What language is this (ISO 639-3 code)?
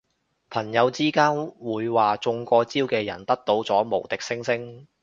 yue